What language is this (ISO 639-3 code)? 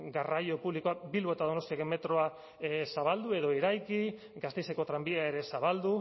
eus